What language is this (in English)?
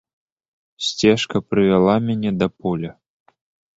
Belarusian